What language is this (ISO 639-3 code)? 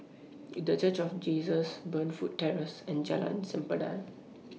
eng